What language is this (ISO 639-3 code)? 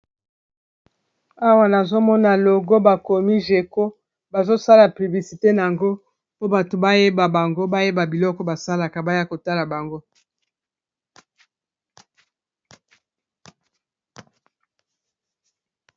lin